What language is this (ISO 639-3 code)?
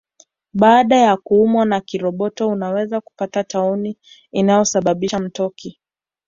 swa